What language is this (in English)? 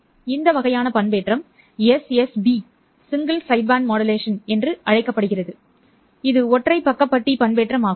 Tamil